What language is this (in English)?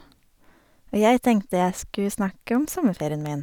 Norwegian